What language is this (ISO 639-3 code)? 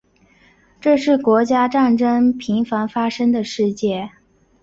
zho